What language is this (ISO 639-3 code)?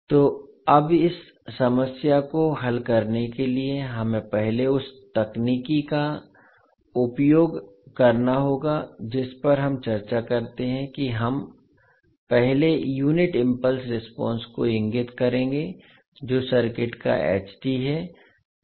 hin